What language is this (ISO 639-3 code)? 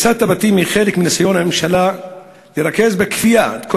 heb